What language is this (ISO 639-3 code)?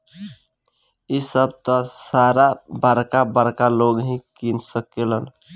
bho